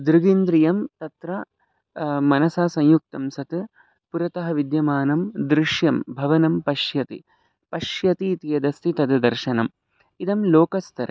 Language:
Sanskrit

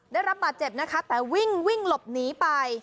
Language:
Thai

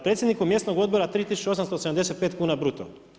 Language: Croatian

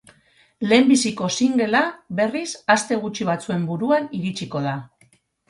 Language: Basque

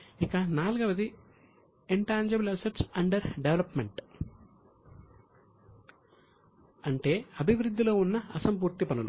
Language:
Telugu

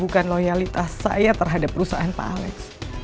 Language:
Indonesian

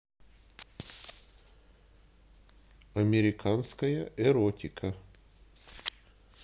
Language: Russian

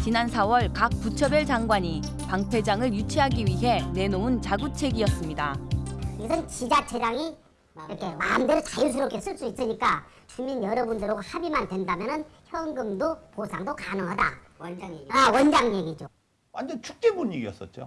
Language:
Korean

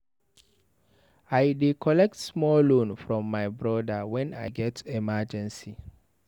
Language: Nigerian Pidgin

